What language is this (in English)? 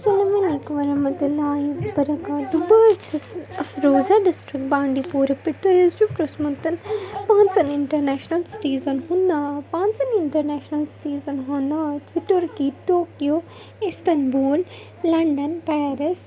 Kashmiri